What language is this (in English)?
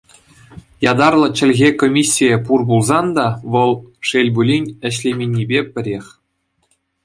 Chuvash